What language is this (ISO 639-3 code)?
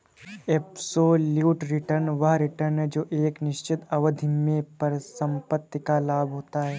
hin